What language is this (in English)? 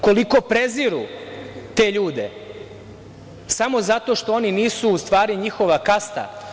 Serbian